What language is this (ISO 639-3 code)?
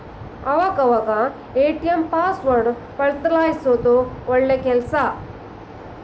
kan